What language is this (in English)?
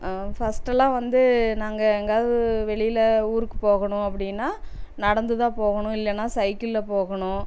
Tamil